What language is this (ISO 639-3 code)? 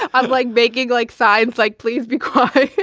eng